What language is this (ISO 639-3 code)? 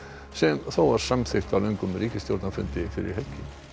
isl